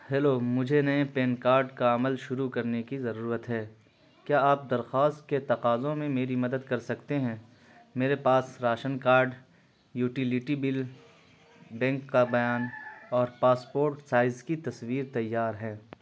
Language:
Urdu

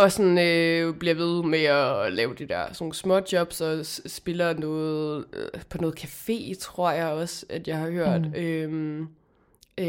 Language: Danish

